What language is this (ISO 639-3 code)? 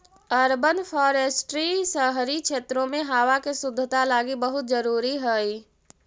mag